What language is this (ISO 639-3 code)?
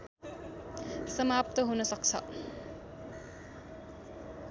nep